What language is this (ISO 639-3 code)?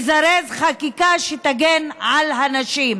heb